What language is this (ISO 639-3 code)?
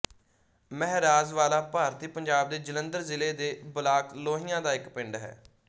pan